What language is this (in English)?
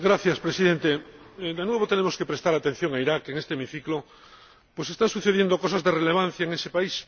Spanish